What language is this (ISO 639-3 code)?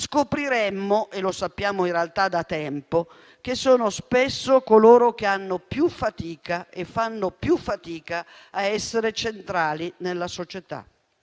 ita